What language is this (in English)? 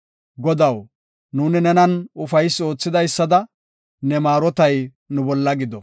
Gofa